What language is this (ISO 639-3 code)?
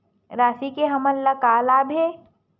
hne